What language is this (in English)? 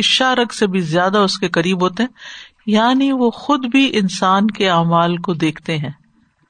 Urdu